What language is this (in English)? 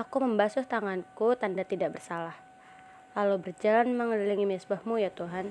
Indonesian